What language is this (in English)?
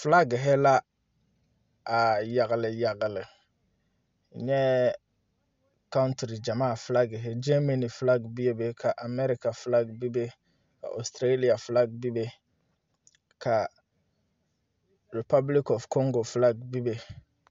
Southern Dagaare